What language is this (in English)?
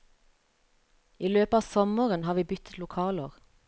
Norwegian